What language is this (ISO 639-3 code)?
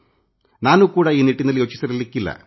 kan